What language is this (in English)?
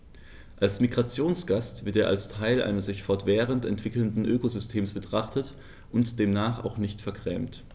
German